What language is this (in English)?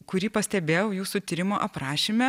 Lithuanian